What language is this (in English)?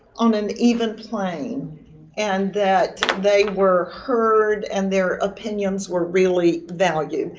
English